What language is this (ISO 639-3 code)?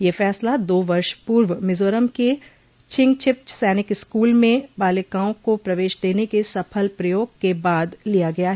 hin